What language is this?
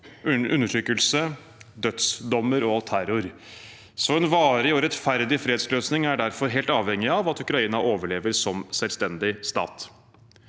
Norwegian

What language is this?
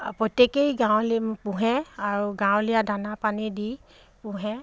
Assamese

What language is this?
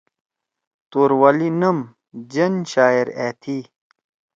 Torwali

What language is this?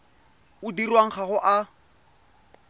Tswana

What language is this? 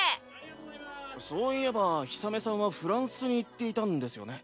Japanese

